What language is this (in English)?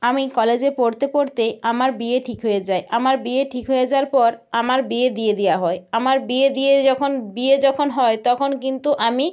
Bangla